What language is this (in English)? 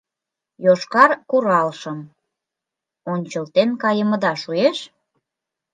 Mari